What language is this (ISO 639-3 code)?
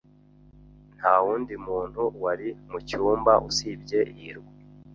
kin